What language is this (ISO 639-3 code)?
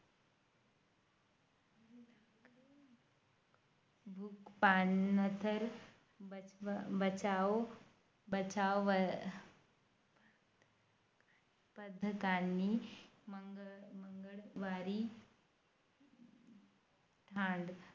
mar